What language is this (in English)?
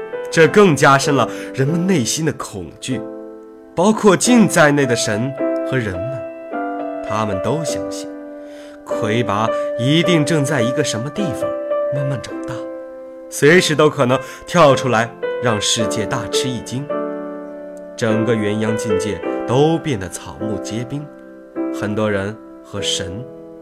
Chinese